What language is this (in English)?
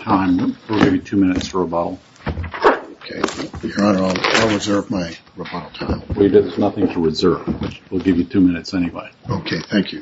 English